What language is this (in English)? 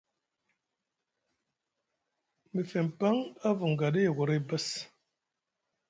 Musgu